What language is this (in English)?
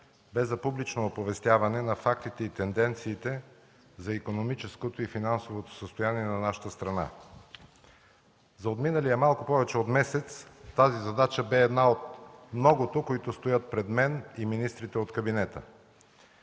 Bulgarian